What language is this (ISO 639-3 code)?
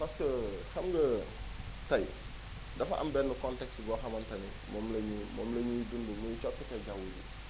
wol